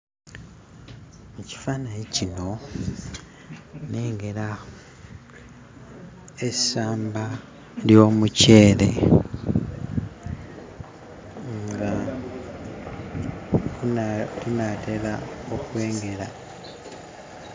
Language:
Ganda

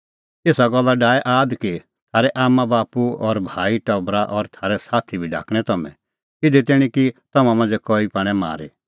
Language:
Kullu Pahari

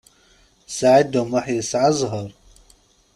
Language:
Kabyle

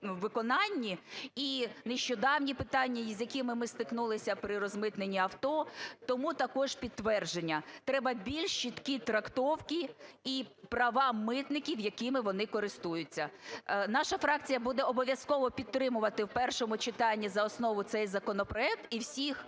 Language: Ukrainian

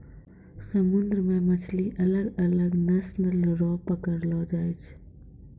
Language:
Maithili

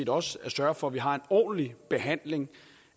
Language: Danish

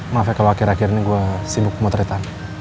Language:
Indonesian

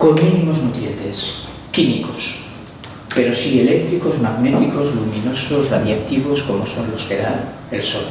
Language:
Spanish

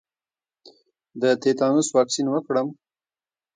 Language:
Pashto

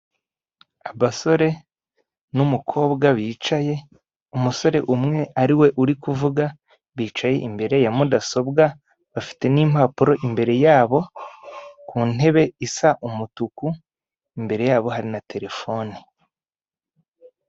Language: Kinyarwanda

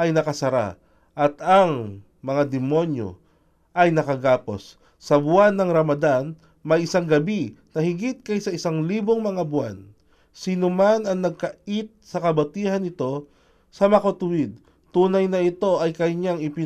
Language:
Filipino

